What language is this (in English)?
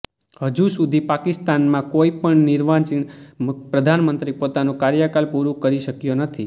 Gujarati